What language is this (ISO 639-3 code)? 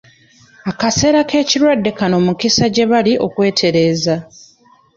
lug